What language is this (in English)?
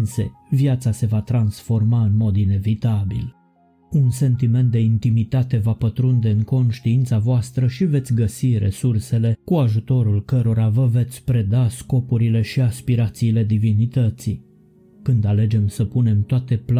Romanian